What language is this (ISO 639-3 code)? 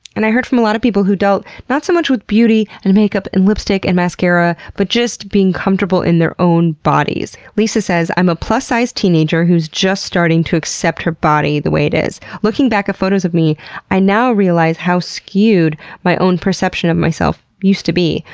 eng